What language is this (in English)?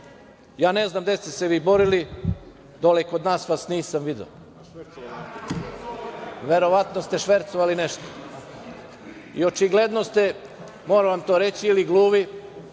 Serbian